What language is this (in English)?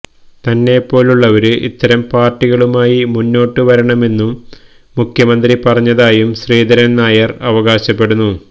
Malayalam